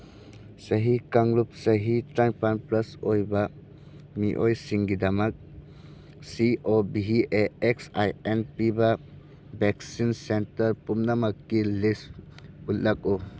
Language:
Manipuri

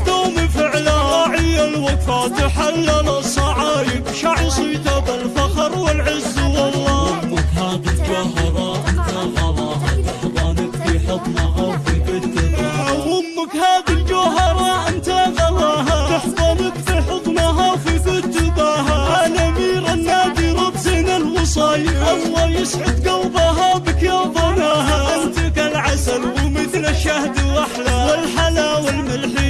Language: Arabic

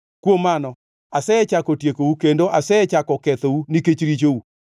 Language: Luo (Kenya and Tanzania)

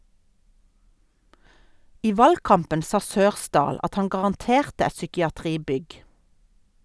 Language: Norwegian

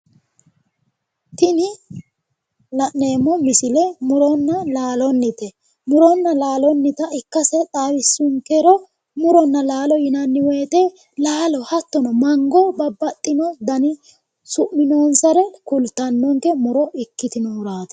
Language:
Sidamo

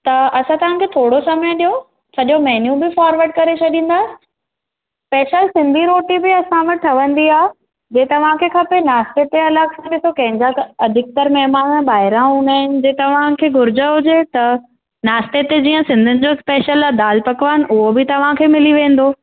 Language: Sindhi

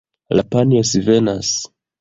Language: Esperanto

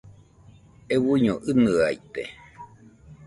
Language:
Nüpode Huitoto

